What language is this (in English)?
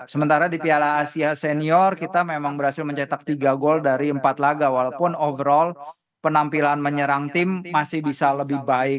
Indonesian